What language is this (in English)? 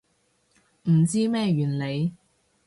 Cantonese